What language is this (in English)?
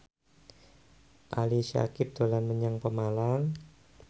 Javanese